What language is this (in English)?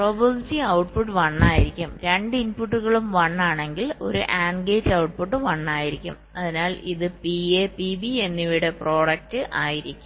Malayalam